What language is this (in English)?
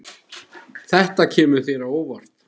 Icelandic